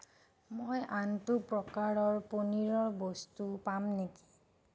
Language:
Assamese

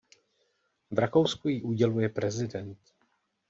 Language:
Czech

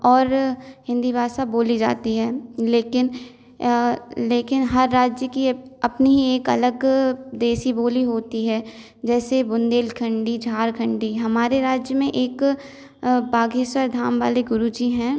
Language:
Hindi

